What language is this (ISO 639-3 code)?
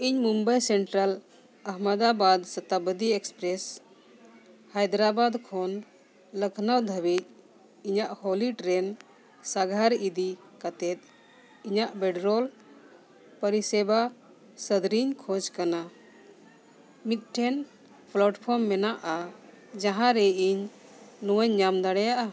sat